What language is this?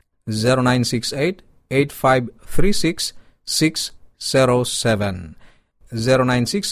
Filipino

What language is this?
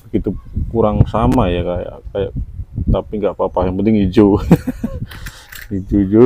Indonesian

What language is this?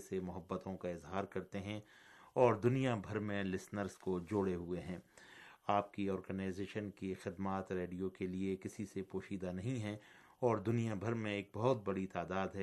Urdu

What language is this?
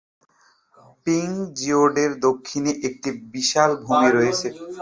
Bangla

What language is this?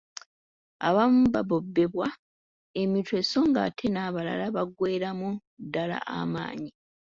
Ganda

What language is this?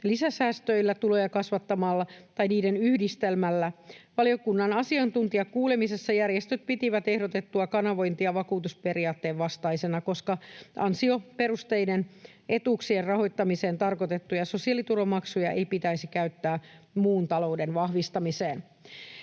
Finnish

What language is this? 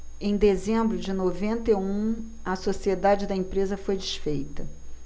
Portuguese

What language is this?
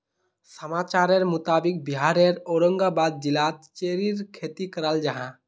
Magahi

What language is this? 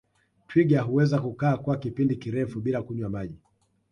Swahili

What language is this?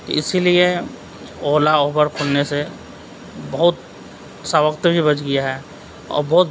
Urdu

